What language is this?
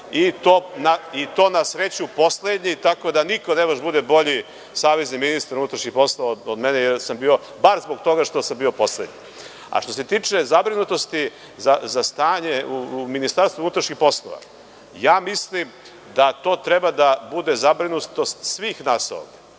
Serbian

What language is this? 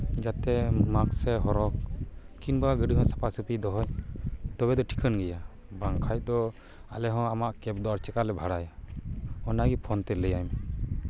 Santali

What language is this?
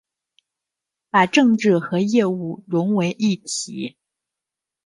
Chinese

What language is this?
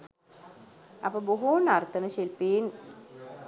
Sinhala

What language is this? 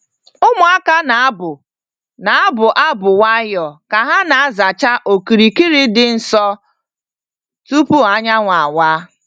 Igbo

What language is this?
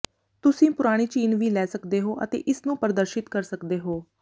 Punjabi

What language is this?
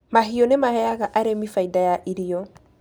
Kikuyu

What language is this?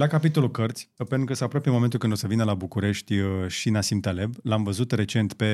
Romanian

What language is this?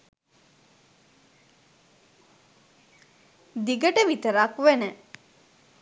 Sinhala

